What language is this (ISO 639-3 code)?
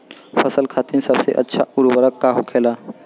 bho